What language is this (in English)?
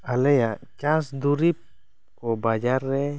Santali